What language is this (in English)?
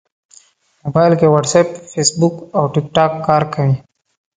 Pashto